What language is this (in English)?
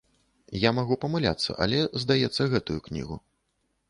Belarusian